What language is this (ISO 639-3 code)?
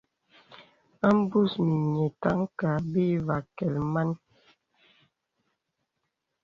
beb